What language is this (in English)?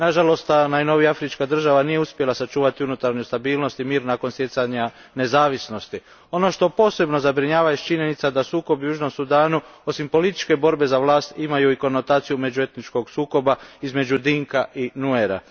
Croatian